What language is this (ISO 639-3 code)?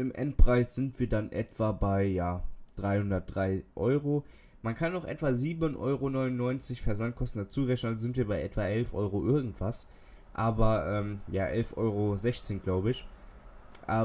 deu